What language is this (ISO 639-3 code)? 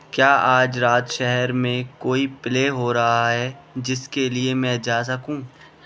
urd